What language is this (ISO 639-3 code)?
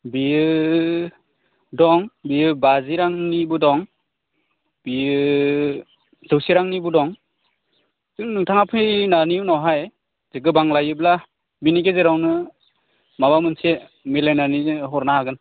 brx